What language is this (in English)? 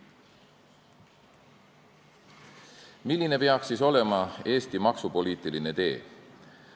Estonian